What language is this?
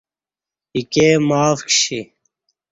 Kati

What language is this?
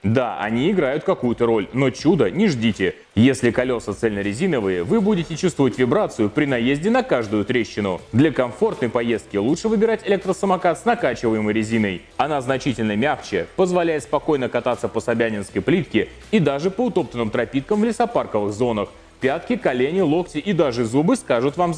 Russian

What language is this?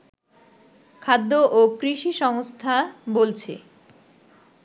Bangla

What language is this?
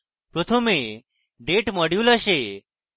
Bangla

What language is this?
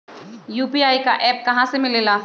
Magahi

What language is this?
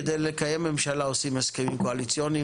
Hebrew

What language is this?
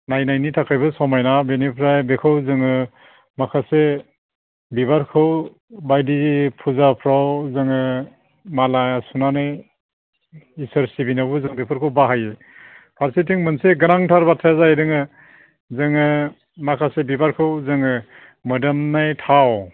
Bodo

